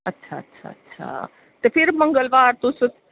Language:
Dogri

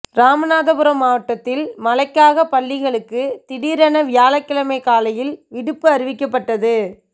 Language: Tamil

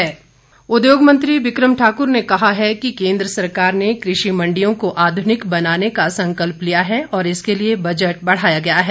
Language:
Hindi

